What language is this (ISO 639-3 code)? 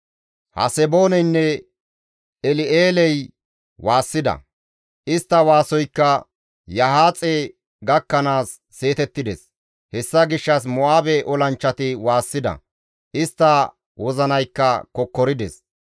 gmv